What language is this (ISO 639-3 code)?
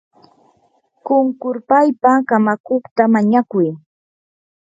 qur